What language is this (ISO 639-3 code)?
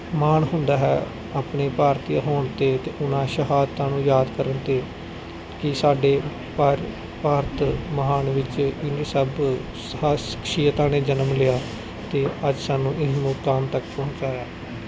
pan